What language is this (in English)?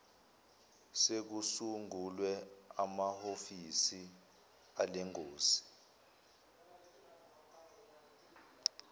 Zulu